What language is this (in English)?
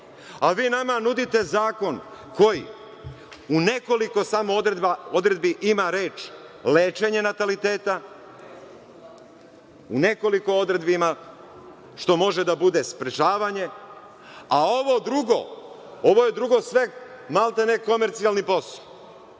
Serbian